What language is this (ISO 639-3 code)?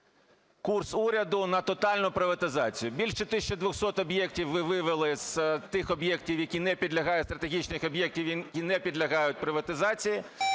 ukr